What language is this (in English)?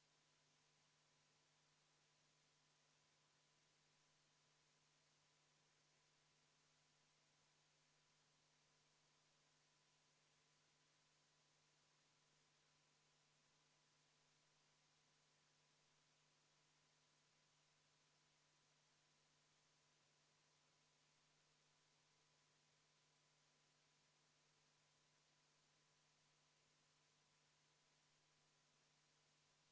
Estonian